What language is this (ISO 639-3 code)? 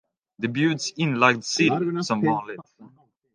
swe